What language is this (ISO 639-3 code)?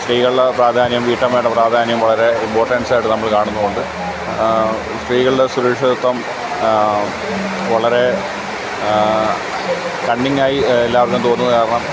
mal